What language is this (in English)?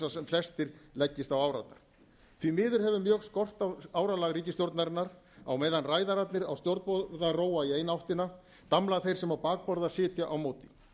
Icelandic